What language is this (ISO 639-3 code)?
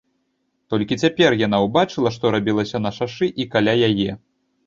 bel